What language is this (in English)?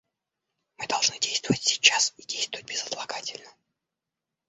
Russian